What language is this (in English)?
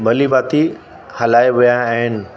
Sindhi